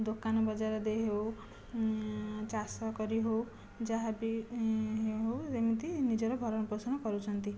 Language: Odia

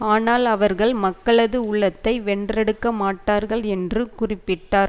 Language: Tamil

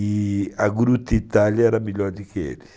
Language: Portuguese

